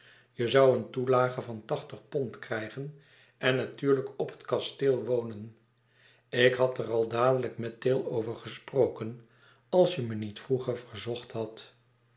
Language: Dutch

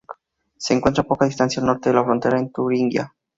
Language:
Spanish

